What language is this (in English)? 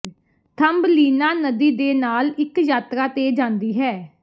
Punjabi